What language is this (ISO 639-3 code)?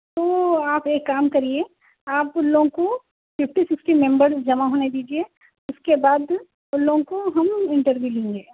urd